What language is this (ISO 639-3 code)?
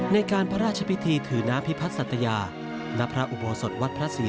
tha